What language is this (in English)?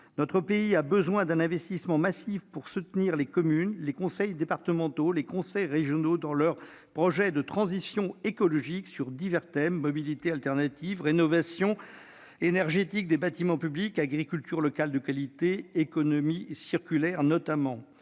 French